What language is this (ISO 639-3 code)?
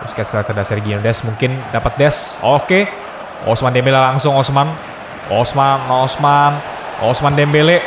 ind